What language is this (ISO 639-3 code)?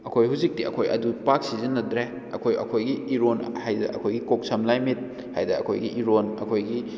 mni